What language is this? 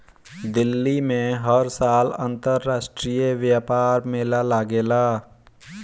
Bhojpuri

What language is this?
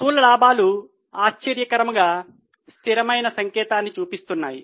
Telugu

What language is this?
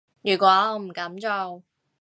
Cantonese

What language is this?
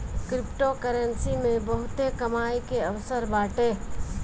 Bhojpuri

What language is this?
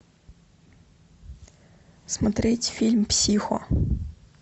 Russian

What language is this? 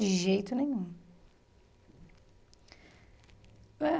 Portuguese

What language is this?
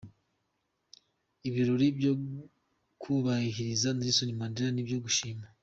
Kinyarwanda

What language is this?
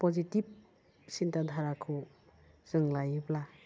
Bodo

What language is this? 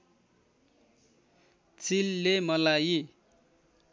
Nepali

